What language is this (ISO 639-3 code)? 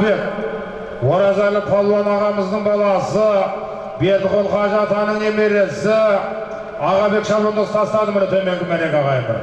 tur